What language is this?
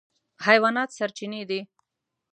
Pashto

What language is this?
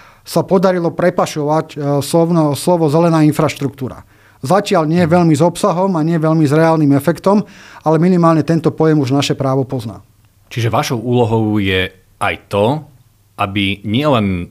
Slovak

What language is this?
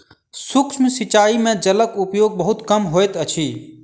Maithili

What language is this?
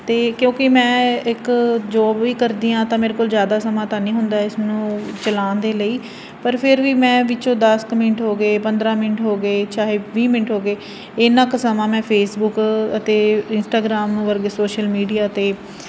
Punjabi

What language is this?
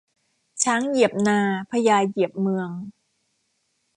Thai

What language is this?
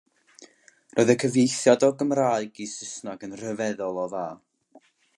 Welsh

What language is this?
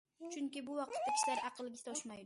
Uyghur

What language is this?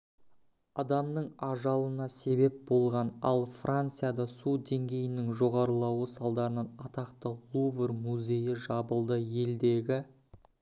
Kazakh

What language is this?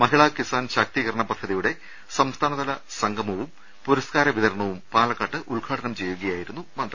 Malayalam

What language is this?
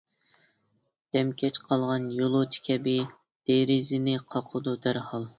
Uyghur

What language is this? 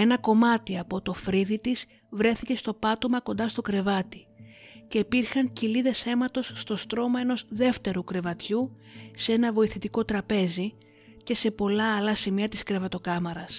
Greek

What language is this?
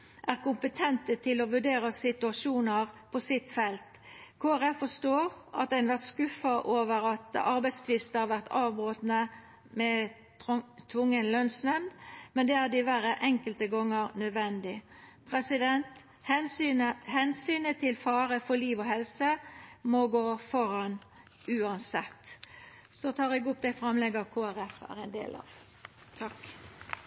Norwegian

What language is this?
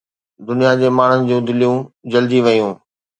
Sindhi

